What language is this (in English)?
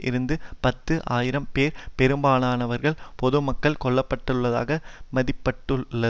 Tamil